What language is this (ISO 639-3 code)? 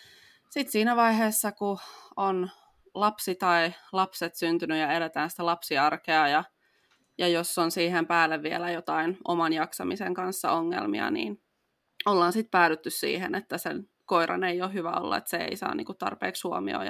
fin